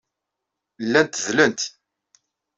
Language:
Kabyle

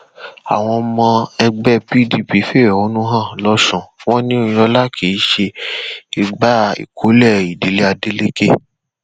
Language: Yoruba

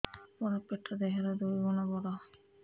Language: Odia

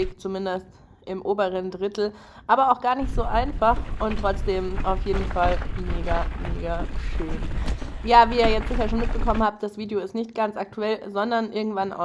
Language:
German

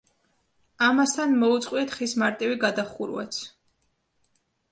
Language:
Georgian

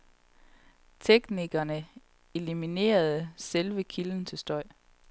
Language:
Danish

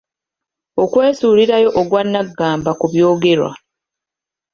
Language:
Ganda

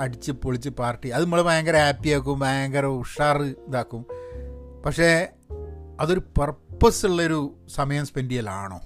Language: Malayalam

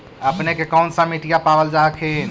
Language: Magahi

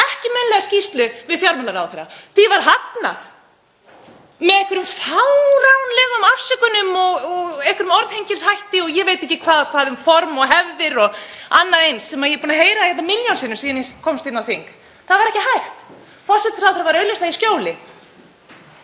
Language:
Icelandic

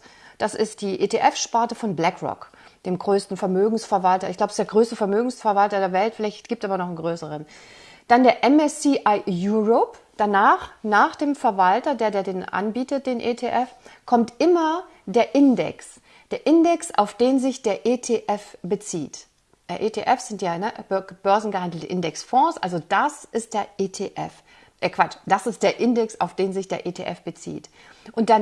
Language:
German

